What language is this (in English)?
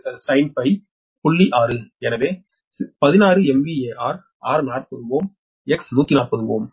Tamil